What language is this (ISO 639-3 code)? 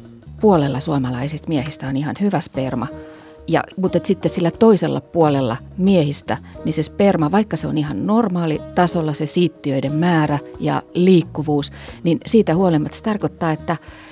fin